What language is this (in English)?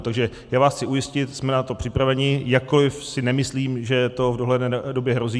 Czech